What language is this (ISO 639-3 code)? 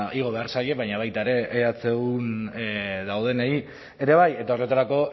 eus